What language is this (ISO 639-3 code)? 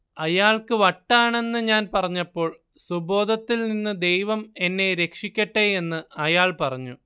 mal